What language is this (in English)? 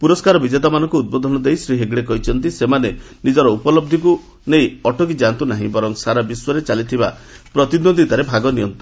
Odia